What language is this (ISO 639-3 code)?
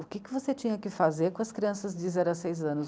por